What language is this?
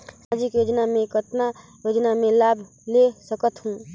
Chhattisgarhi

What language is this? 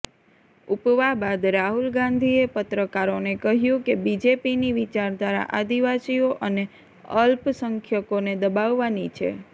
Gujarati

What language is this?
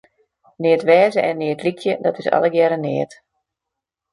Western Frisian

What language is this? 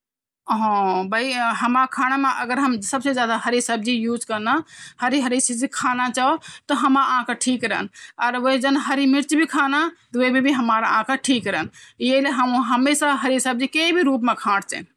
Garhwali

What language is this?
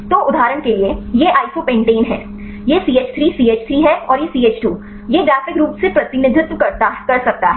Hindi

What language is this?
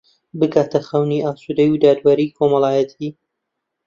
Central Kurdish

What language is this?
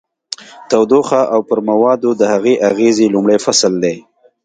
Pashto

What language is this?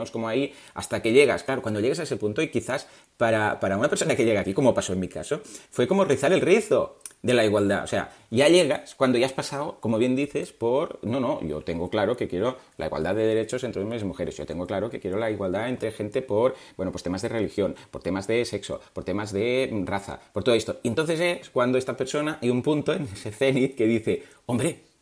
Spanish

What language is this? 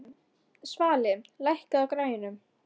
Icelandic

